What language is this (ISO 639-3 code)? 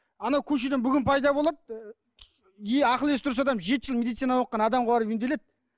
kaz